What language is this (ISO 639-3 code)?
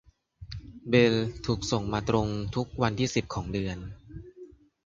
tha